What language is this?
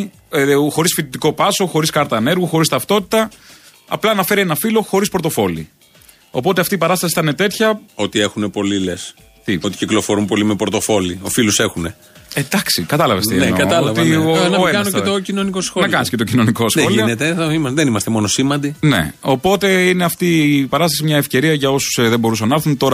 Greek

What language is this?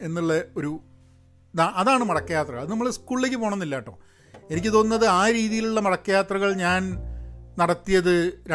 Malayalam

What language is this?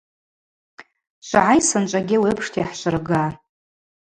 Abaza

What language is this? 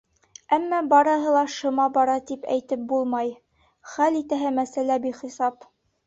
Bashkir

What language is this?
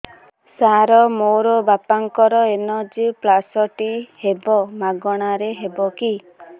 Odia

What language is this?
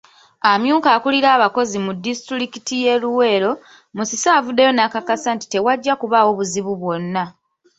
Ganda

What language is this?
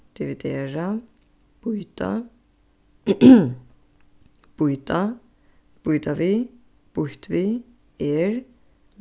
Faroese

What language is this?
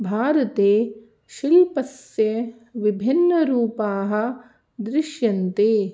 Sanskrit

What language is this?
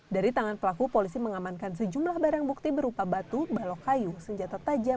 Indonesian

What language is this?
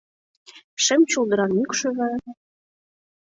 Mari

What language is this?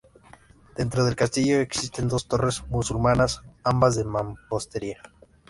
Spanish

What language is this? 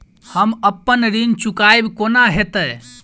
Maithili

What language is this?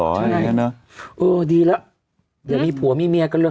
Thai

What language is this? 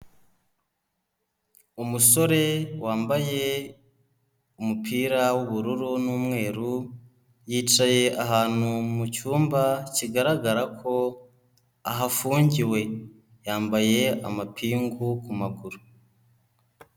Kinyarwanda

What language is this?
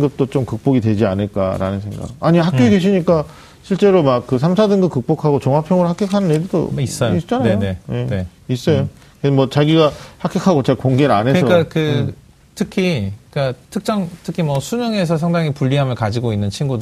Korean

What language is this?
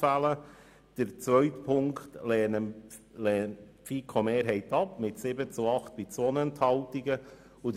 Swiss German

